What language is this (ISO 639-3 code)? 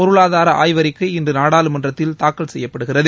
tam